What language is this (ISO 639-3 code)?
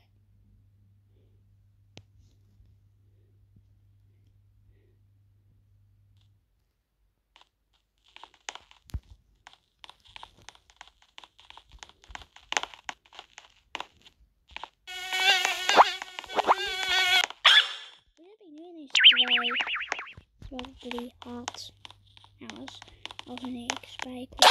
nld